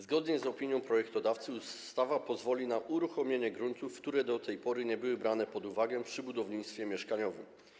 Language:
Polish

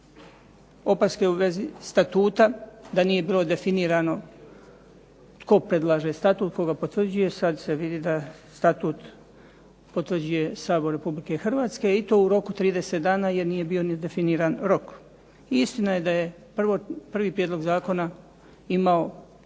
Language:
Croatian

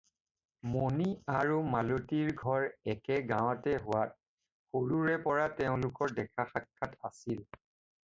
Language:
Assamese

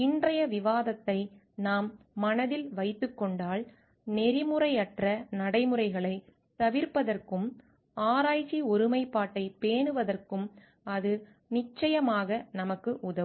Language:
Tamil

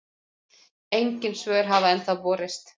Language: Icelandic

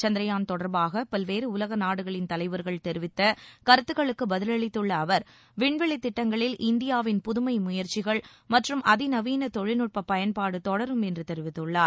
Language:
Tamil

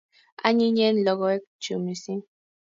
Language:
Kalenjin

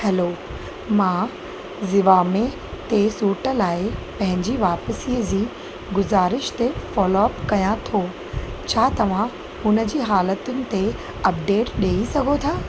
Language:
Sindhi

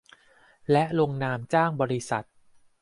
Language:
Thai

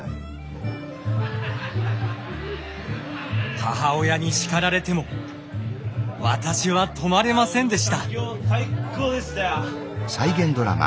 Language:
Japanese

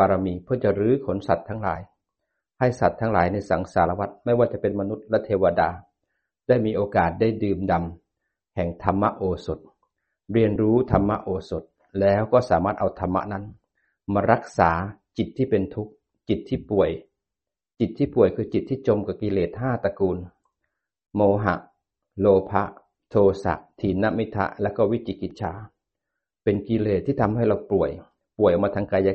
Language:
Thai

